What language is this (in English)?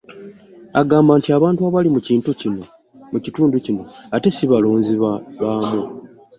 Ganda